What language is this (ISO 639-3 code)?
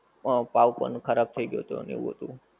guj